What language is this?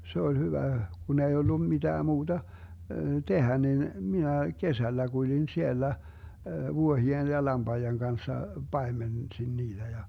Finnish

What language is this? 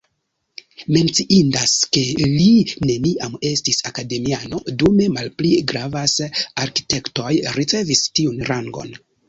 Esperanto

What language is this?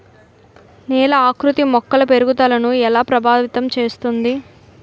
Telugu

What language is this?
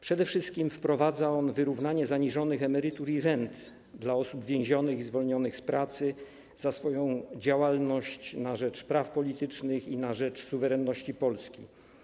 Polish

